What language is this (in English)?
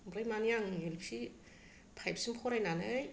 Bodo